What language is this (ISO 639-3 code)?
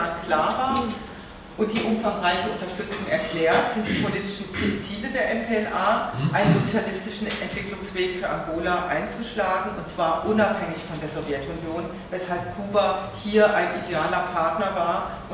deu